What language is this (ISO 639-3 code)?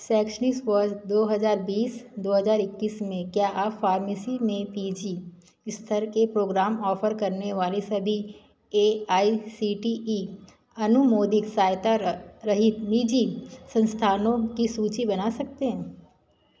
hin